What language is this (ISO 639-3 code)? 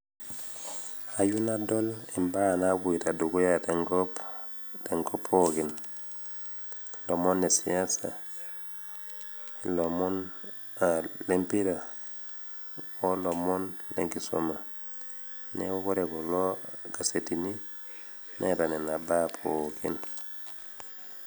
mas